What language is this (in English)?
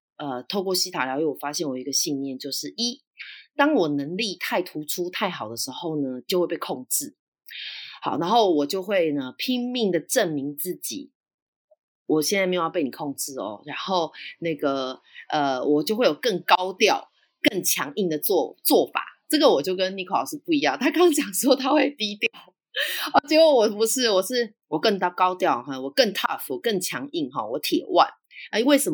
Chinese